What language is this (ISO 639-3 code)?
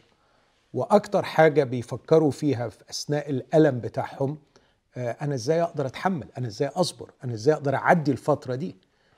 ara